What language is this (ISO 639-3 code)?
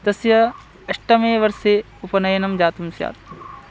san